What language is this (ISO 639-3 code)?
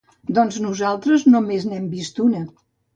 cat